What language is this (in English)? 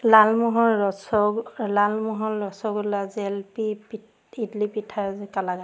Assamese